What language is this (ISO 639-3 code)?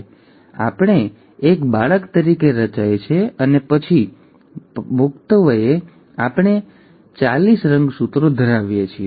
guj